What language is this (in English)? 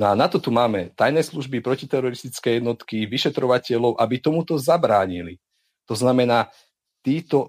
Slovak